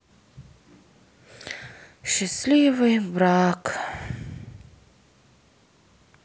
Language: Russian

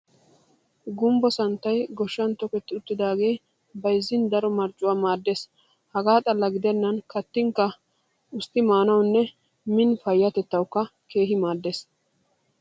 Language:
Wolaytta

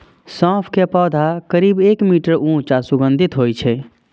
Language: Maithili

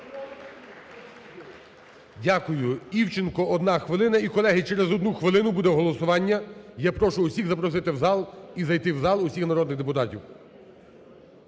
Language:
Ukrainian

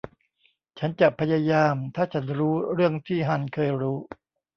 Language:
Thai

